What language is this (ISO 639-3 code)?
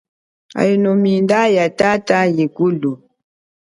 cjk